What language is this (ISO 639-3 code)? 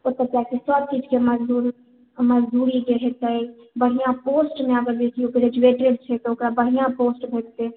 mai